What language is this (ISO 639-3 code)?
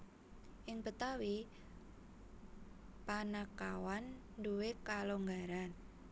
jav